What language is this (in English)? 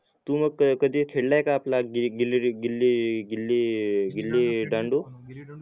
Marathi